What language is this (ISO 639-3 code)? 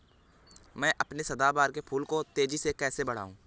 hin